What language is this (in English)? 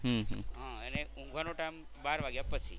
Gujarati